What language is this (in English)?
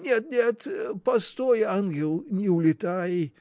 Russian